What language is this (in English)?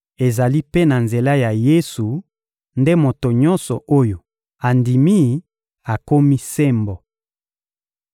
Lingala